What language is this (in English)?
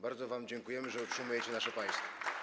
Polish